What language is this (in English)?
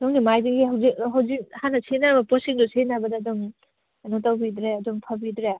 Manipuri